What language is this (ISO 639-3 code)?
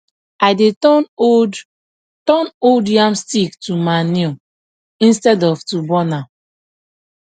pcm